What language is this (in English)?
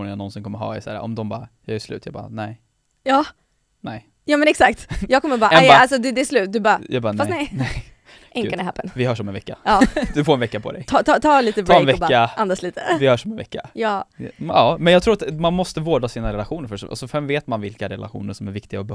Swedish